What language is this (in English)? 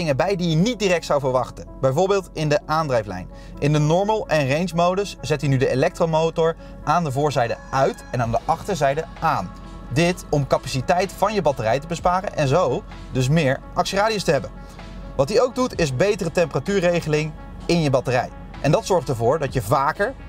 Dutch